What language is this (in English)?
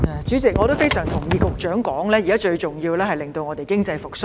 Cantonese